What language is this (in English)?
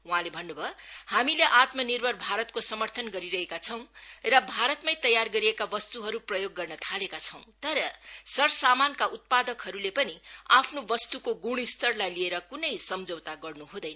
Nepali